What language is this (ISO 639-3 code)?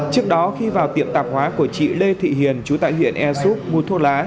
vie